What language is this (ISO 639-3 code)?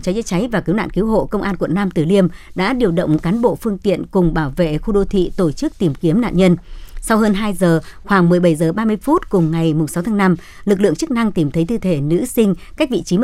vie